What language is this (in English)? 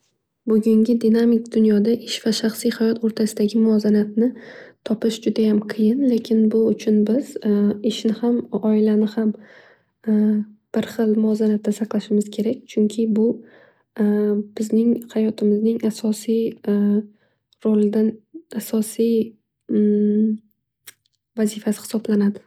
Uzbek